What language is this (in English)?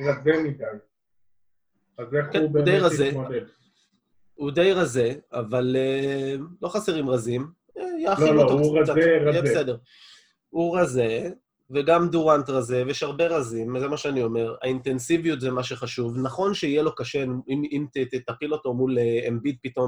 Hebrew